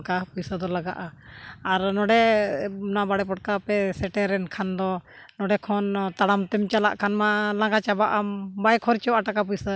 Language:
Santali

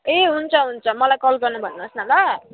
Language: Nepali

